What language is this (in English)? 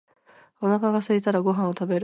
Japanese